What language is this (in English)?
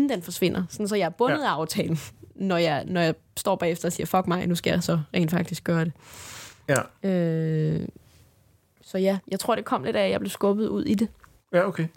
Danish